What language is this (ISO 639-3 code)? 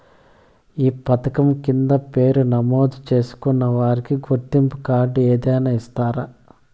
tel